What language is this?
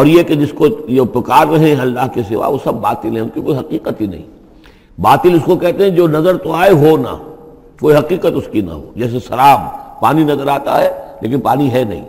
Urdu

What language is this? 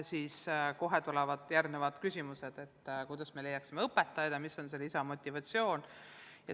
Estonian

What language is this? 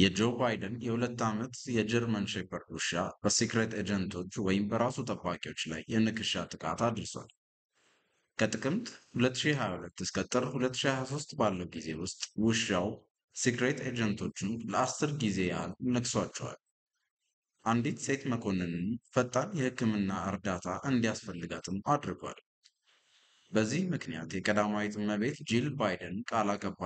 Arabic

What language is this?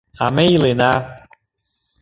Mari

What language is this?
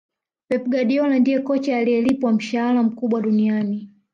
Swahili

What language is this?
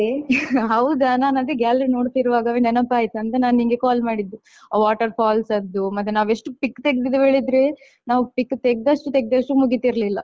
Kannada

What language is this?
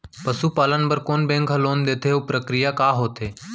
Chhattisgarhi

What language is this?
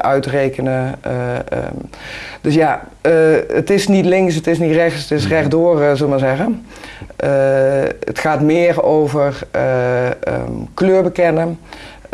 Dutch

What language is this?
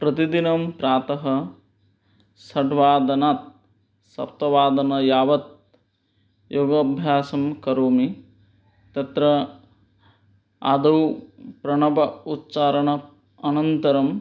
Sanskrit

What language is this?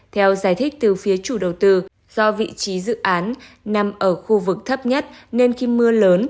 Vietnamese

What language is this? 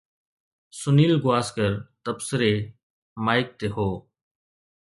Sindhi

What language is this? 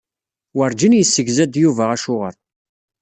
Kabyle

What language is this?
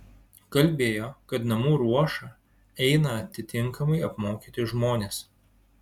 Lithuanian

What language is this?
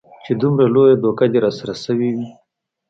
Pashto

